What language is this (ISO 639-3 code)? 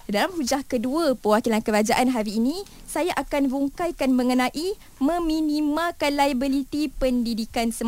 msa